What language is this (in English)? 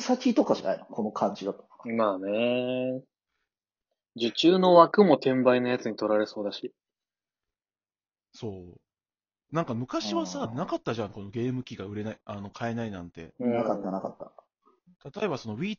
Japanese